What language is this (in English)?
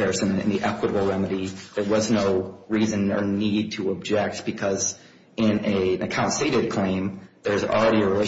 English